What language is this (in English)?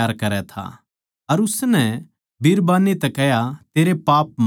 Haryanvi